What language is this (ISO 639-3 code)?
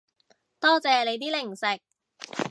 yue